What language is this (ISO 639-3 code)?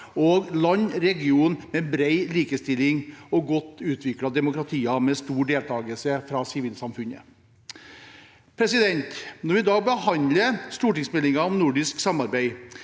nor